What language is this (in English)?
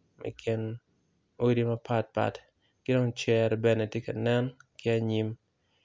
Acoli